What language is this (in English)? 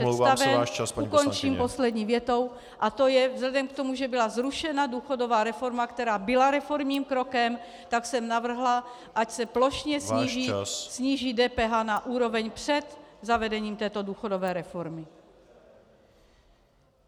Czech